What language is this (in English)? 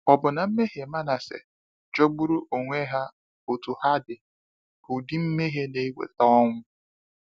Igbo